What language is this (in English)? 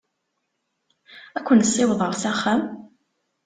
Kabyle